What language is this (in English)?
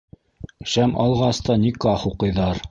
Bashkir